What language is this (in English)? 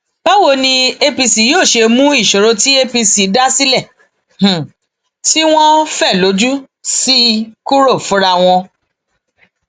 Yoruba